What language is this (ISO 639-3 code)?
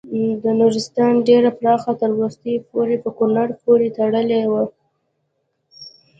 pus